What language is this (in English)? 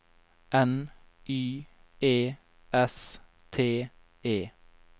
Norwegian